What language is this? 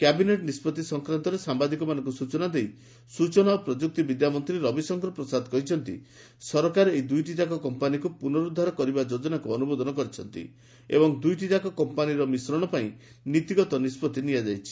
Odia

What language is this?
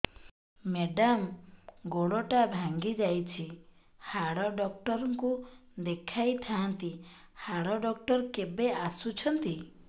Odia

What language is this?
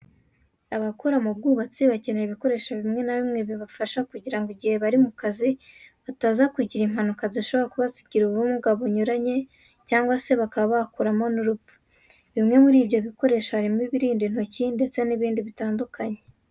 Kinyarwanda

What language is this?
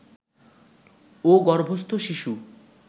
Bangla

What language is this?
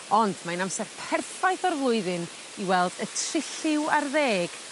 Welsh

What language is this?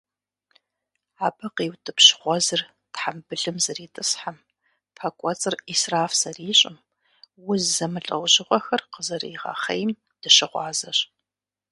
Kabardian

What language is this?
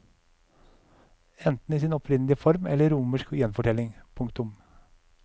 Norwegian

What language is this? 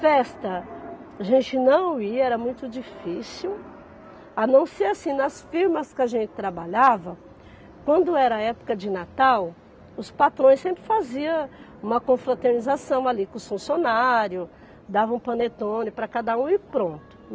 Portuguese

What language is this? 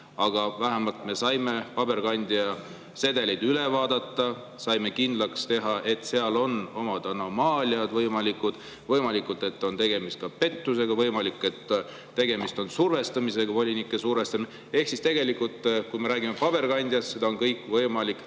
Estonian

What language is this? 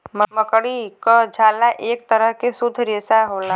Bhojpuri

